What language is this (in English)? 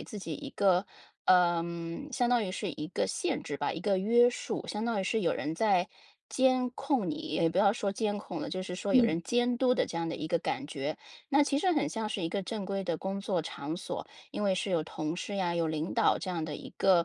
Chinese